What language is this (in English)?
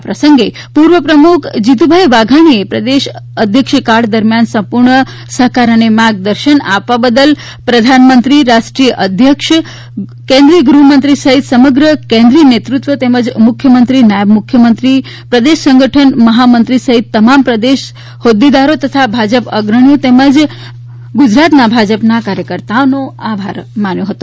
Gujarati